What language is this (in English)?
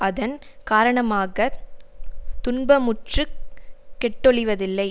Tamil